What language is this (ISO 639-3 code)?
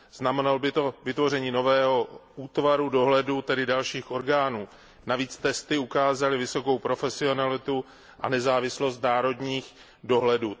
ces